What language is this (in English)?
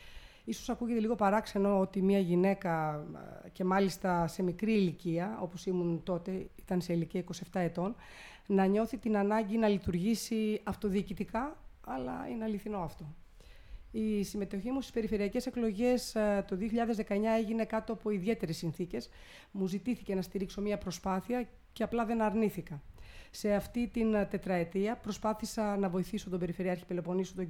Greek